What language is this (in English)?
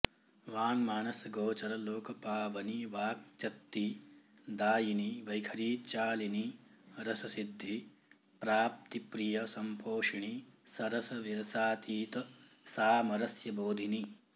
Sanskrit